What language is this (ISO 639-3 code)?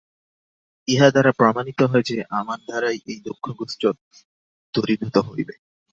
ben